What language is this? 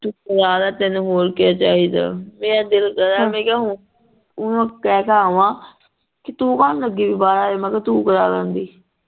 Punjabi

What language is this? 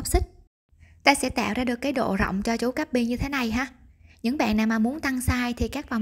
Vietnamese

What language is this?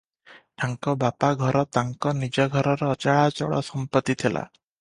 Odia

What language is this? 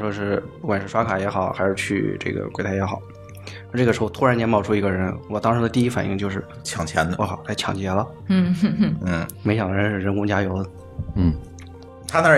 Chinese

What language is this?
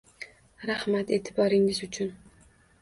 Uzbek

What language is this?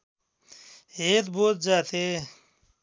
Nepali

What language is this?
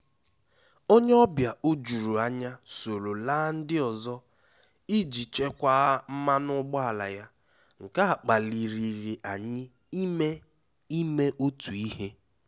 Igbo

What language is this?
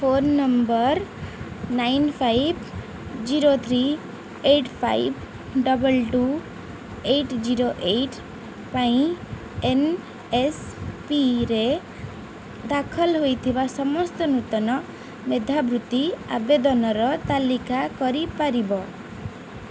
Odia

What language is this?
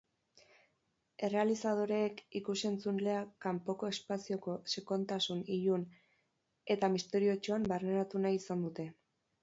Basque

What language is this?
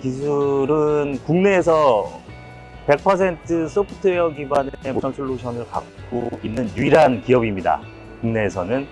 Korean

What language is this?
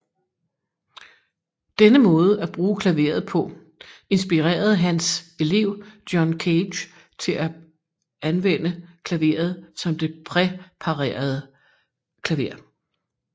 Danish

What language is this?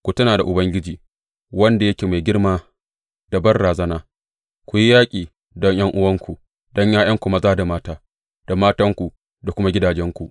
Hausa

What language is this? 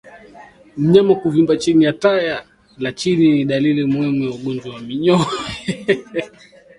Swahili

